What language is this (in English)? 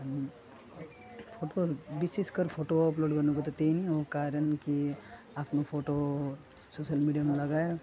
Nepali